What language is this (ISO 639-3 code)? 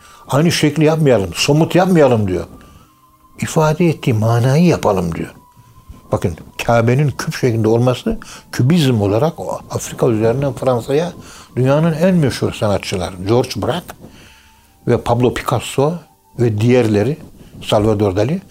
tur